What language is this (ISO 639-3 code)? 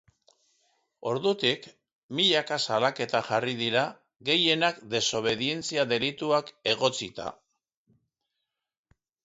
eus